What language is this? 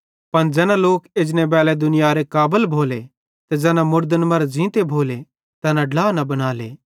Bhadrawahi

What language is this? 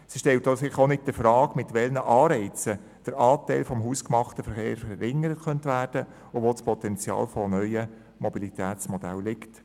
Swiss German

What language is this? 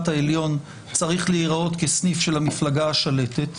Hebrew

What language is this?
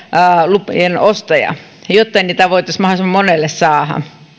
Finnish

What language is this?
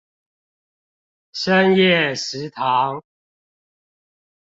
Chinese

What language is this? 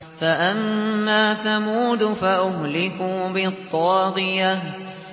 Arabic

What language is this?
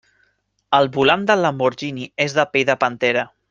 Catalan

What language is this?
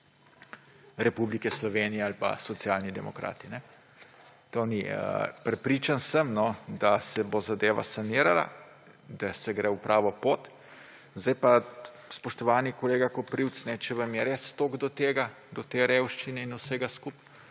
Slovenian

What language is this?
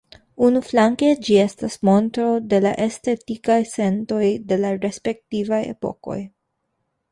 Esperanto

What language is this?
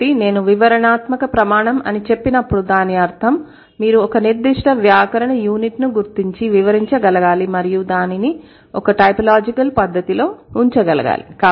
Telugu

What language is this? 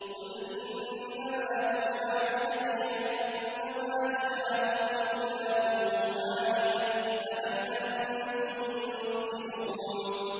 Arabic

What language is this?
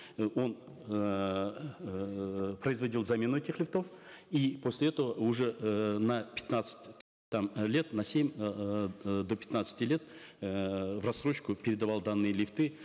Kazakh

